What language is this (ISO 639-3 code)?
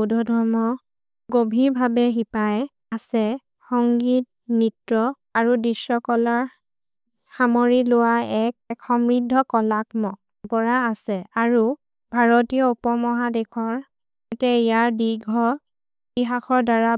mrr